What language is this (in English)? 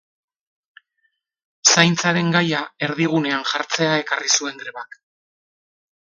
Basque